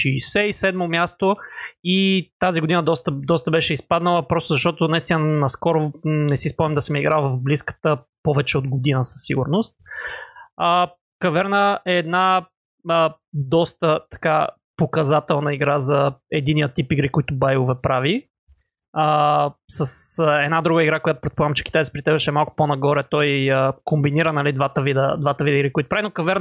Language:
Bulgarian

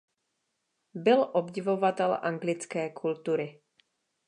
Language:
Czech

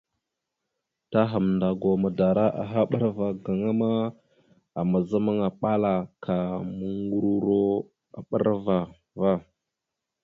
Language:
Mada (Cameroon)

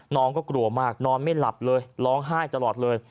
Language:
Thai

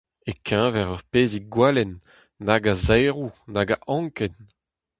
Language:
Breton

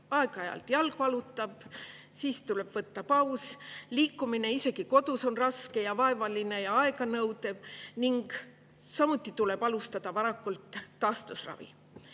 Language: Estonian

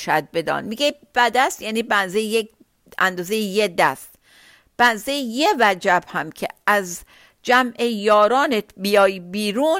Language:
Persian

